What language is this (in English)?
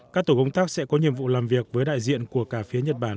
Vietnamese